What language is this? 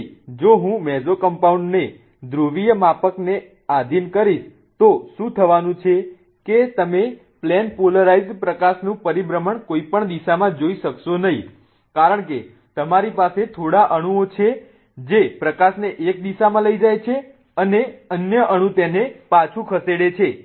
Gujarati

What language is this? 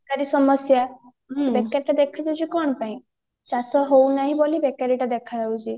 Odia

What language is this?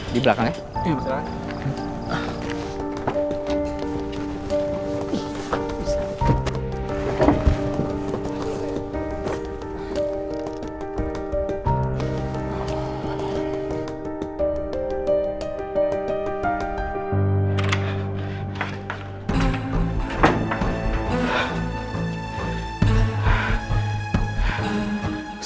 Indonesian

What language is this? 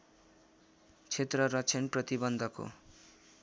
Nepali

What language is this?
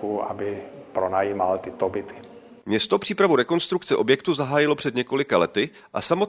Czech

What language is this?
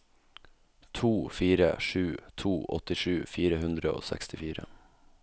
Norwegian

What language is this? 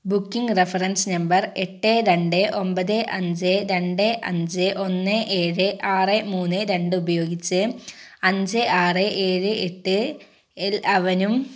Malayalam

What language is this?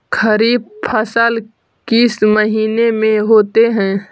Magahi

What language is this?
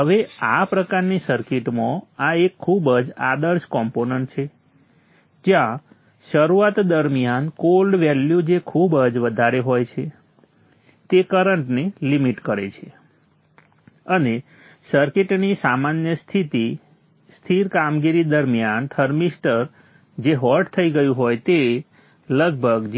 Gujarati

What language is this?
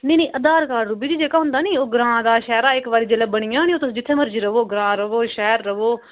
Dogri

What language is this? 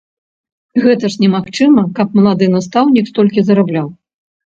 Belarusian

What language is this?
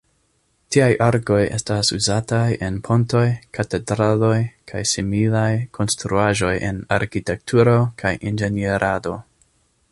Esperanto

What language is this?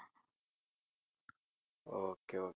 Tamil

